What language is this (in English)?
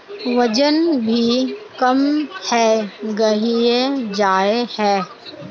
Magahi